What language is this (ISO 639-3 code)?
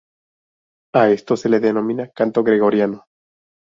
spa